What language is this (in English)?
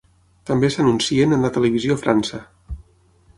Catalan